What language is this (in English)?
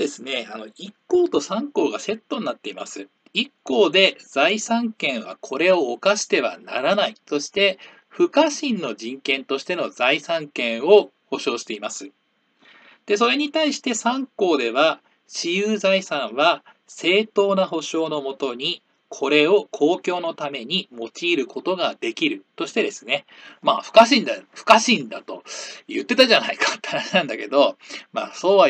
Japanese